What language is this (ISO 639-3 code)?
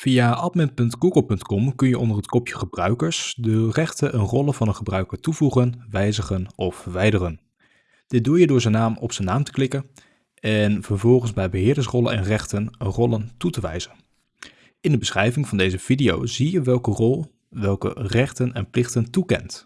nld